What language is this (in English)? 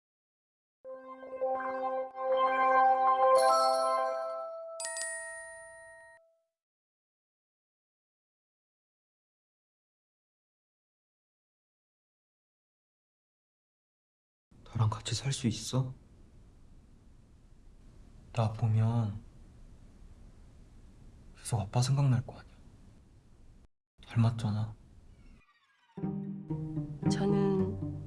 Korean